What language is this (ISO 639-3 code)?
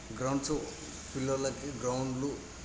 tel